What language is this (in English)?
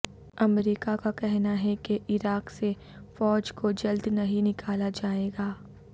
Urdu